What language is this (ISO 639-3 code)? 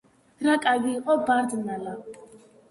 kat